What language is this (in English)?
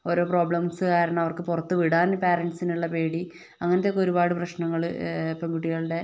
Malayalam